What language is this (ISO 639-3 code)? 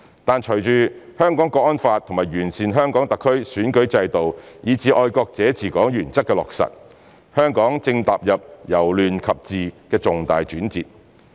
yue